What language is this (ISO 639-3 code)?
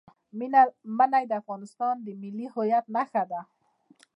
pus